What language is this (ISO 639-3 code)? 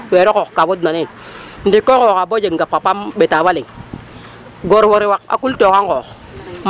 srr